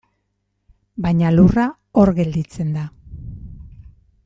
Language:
Basque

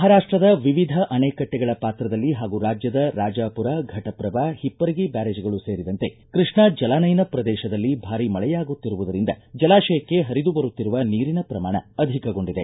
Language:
Kannada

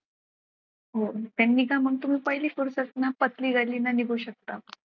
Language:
Marathi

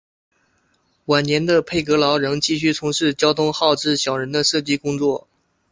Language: Chinese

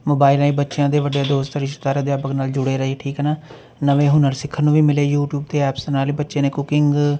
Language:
Punjabi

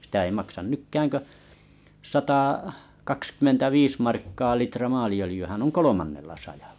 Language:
Finnish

